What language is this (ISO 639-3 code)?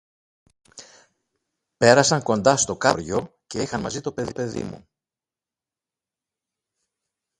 ell